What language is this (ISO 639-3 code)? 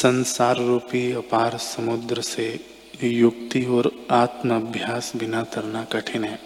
hin